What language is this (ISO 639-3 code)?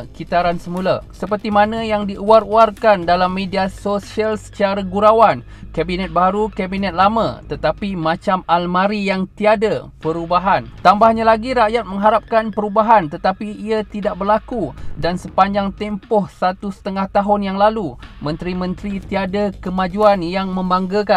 msa